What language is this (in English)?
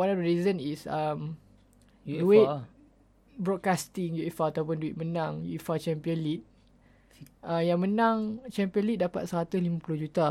Malay